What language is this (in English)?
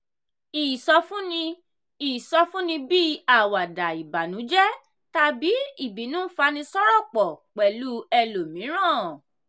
Yoruba